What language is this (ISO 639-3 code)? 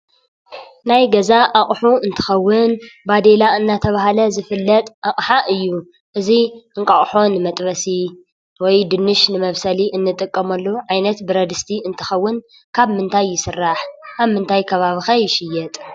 tir